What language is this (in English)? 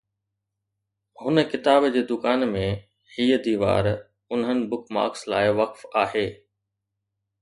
Sindhi